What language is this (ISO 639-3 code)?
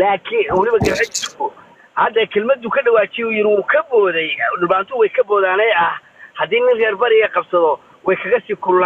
ara